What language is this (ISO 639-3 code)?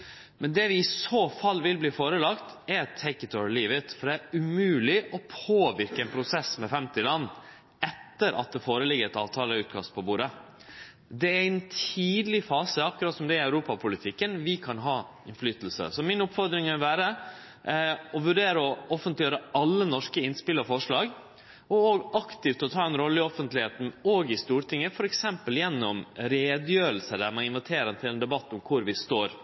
nno